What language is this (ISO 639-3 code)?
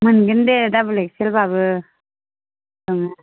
brx